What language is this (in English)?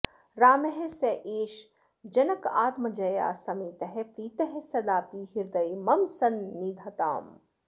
Sanskrit